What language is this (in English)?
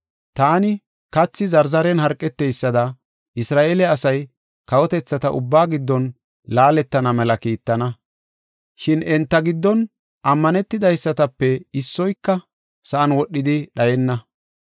Gofa